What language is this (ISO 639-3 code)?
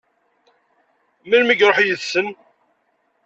kab